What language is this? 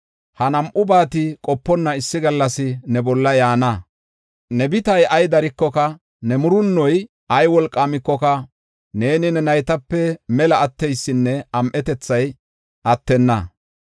Gofa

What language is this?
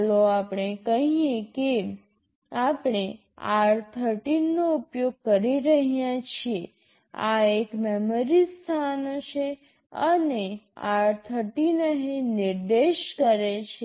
Gujarati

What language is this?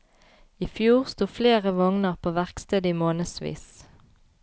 Norwegian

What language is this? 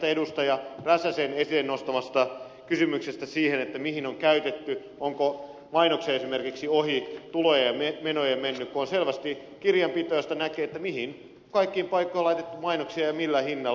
Finnish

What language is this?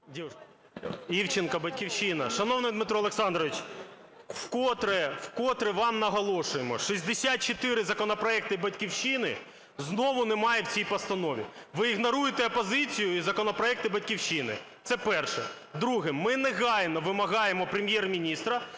Ukrainian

